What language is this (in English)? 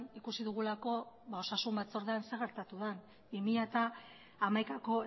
Basque